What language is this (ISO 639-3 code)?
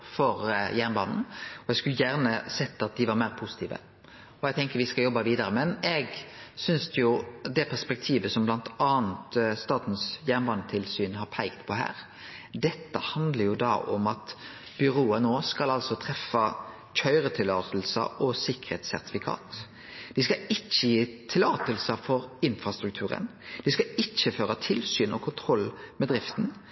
nno